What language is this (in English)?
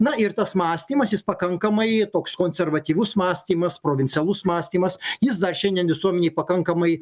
Lithuanian